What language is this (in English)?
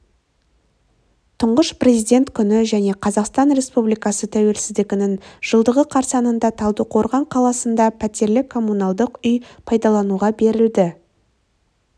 Kazakh